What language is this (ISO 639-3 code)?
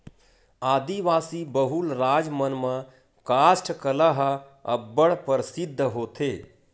hne